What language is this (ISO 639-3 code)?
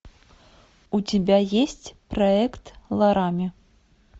rus